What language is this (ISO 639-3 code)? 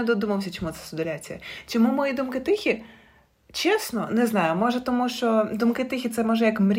ukr